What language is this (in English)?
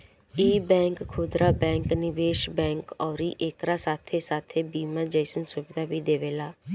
Bhojpuri